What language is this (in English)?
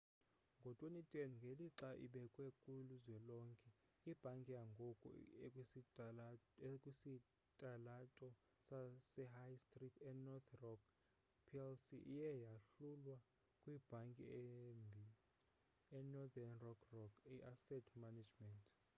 Xhosa